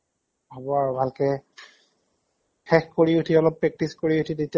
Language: Assamese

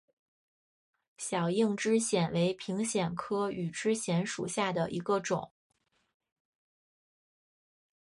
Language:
Chinese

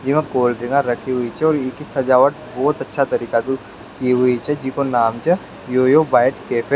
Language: Rajasthani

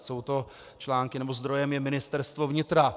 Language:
Czech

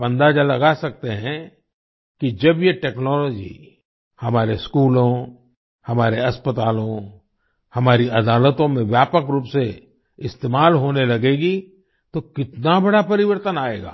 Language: Hindi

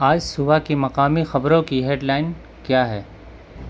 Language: Urdu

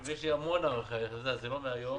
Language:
Hebrew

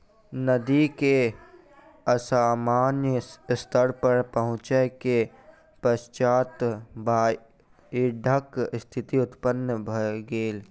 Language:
Maithili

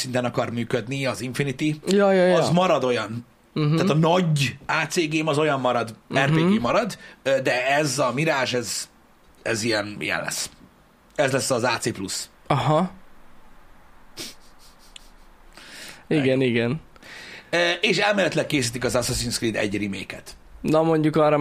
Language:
Hungarian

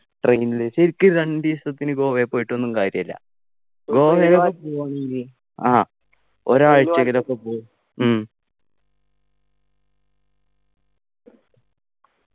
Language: Malayalam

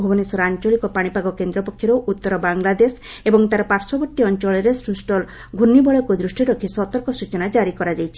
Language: Odia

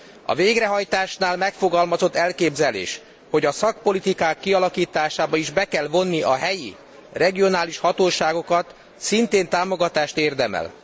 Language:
Hungarian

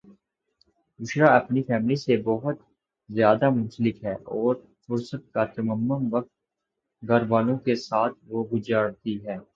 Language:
Urdu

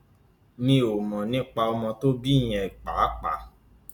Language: Yoruba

